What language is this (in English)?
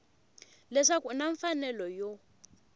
Tsonga